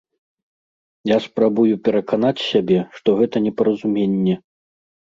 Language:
Belarusian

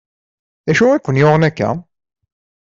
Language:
Kabyle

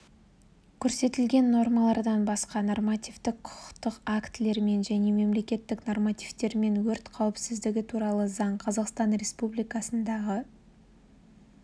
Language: Kazakh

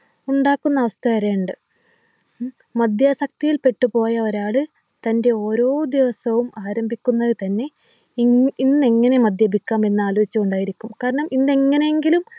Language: Malayalam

